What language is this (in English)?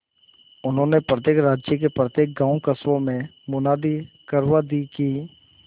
Hindi